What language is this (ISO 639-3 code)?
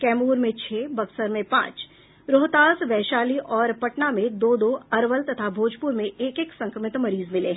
hin